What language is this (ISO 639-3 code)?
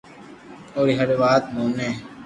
lrk